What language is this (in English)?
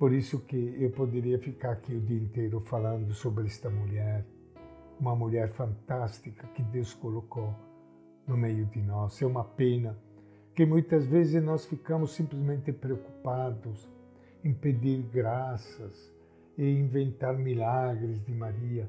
Portuguese